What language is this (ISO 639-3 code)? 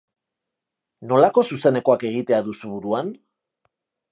eus